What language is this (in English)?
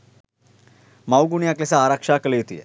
Sinhala